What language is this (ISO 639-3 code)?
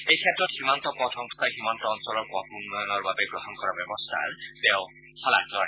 asm